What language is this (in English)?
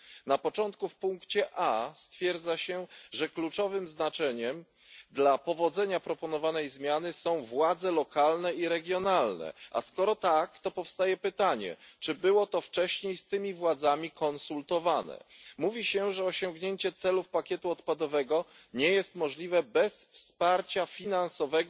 Polish